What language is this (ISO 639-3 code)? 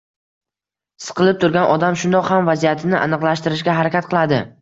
uzb